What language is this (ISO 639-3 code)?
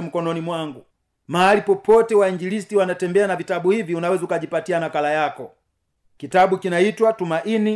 swa